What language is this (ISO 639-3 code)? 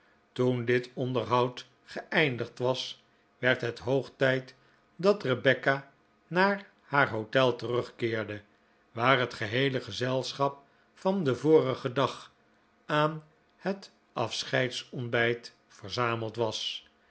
nld